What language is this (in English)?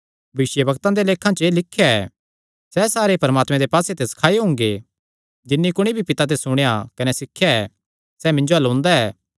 Kangri